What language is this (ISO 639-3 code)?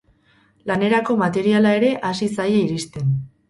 eus